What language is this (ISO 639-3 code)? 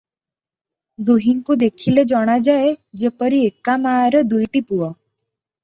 ori